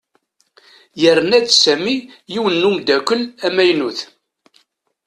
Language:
Kabyle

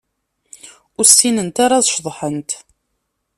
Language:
Kabyle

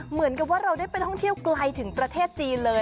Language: Thai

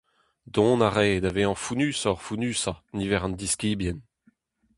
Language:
Breton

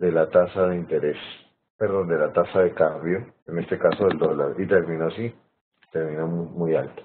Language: Spanish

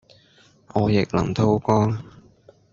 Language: Cantonese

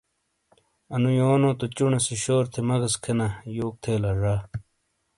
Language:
Shina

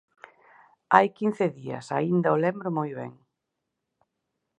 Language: Galician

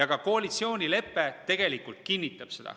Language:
Estonian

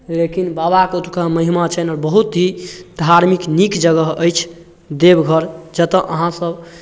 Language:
Maithili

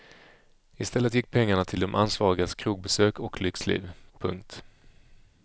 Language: Swedish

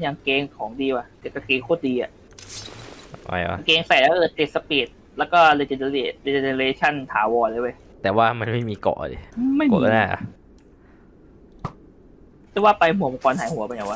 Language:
Thai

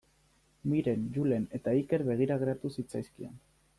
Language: Basque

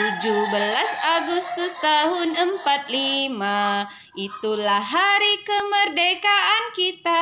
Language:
Indonesian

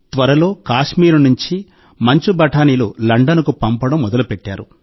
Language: Telugu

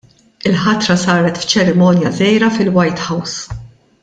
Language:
Maltese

